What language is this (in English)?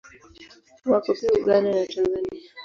Swahili